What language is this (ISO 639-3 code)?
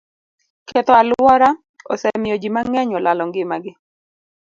luo